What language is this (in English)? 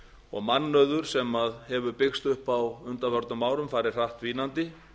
Icelandic